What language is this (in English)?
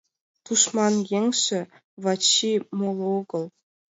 Mari